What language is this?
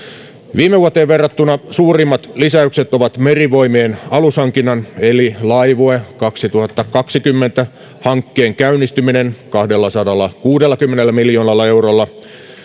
Finnish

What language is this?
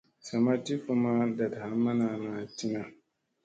Musey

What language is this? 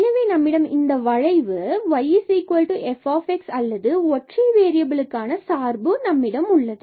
Tamil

